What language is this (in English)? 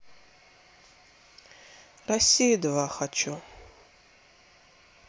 Russian